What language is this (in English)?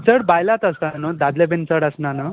Konkani